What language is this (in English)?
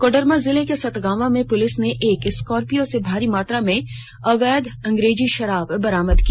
Hindi